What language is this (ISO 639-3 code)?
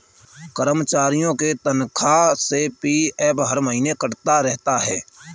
hin